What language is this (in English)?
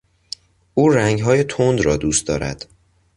Persian